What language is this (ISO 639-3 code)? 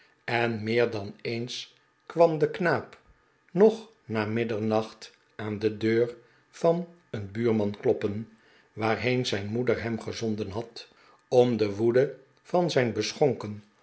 nld